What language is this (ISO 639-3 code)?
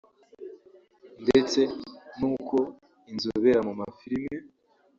kin